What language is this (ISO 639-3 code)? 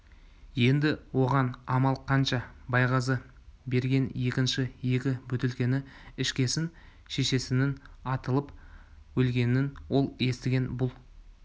kaz